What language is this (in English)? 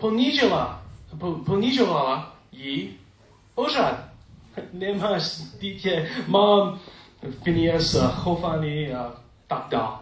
Czech